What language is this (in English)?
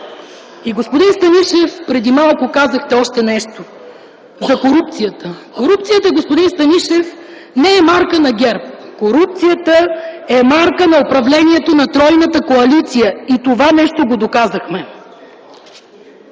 Bulgarian